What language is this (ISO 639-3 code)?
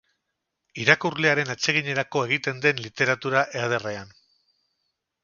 eus